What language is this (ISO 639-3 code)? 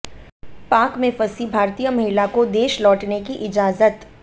hin